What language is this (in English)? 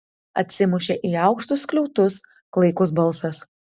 Lithuanian